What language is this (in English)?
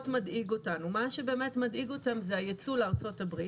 Hebrew